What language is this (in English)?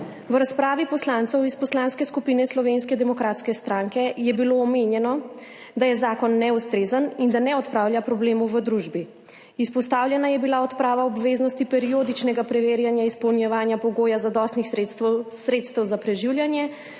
Slovenian